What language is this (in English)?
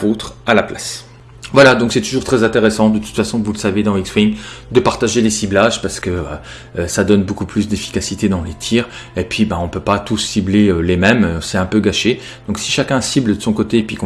French